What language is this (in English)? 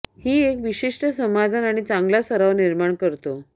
Marathi